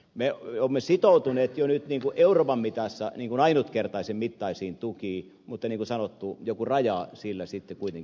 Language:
Finnish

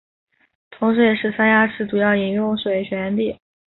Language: Chinese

